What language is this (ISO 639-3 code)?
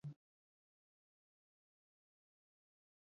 swa